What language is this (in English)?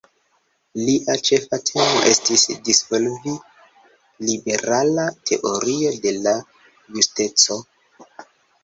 Esperanto